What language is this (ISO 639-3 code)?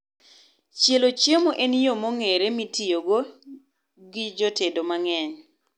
luo